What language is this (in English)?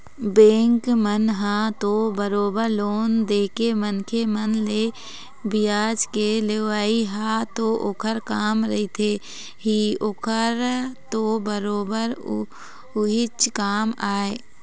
Chhattisgarhi